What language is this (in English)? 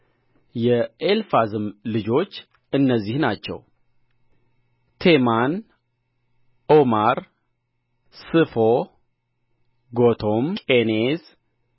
Amharic